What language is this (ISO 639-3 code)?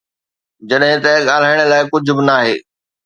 snd